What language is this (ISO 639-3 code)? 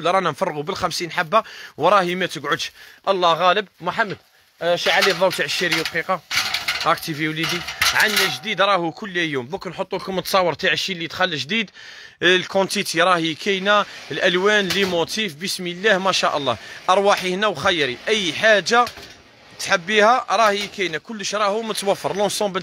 ara